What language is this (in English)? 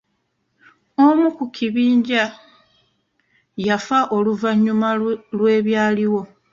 Ganda